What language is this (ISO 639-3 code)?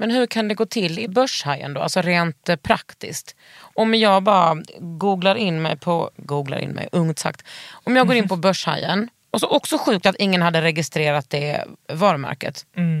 swe